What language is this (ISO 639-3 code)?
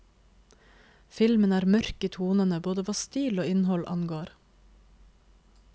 nor